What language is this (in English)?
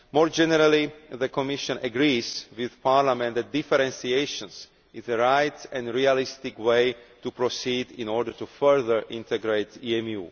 English